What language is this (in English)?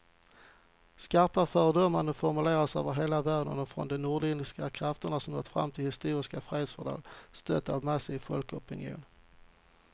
Swedish